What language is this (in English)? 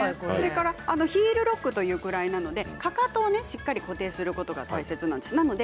Japanese